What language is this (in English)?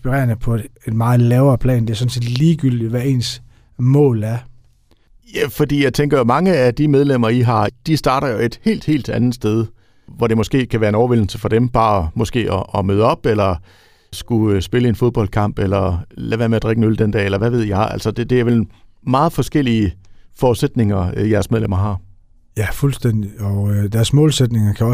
Danish